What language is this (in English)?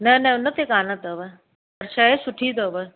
Sindhi